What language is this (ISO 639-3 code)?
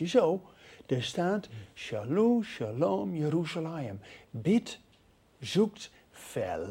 nld